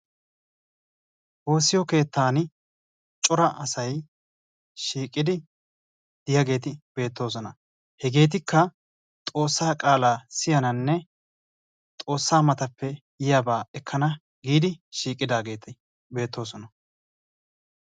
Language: Wolaytta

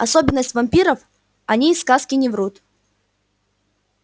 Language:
Russian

